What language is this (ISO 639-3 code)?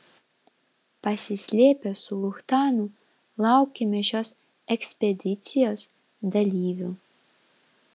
lit